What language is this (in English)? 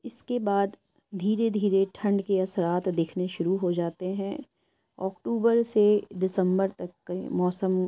Urdu